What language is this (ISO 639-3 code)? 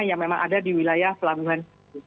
ind